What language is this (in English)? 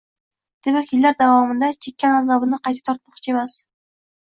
Uzbek